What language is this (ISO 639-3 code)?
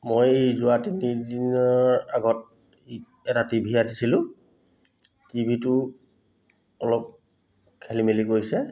asm